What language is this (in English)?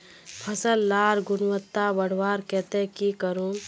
Magahi